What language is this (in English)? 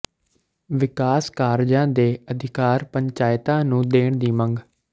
Punjabi